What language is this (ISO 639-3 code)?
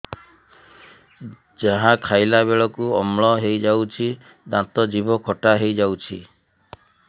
ori